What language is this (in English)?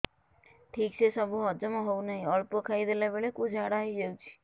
Odia